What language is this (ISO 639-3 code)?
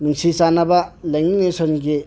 mni